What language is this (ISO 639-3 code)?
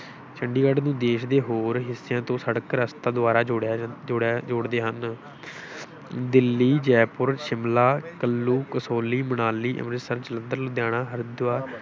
pan